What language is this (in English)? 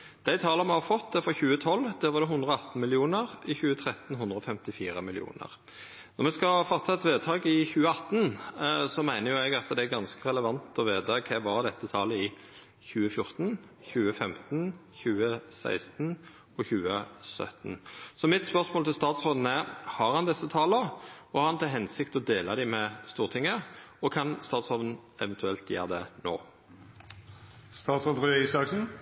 Norwegian Nynorsk